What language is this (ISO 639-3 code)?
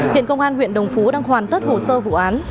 vie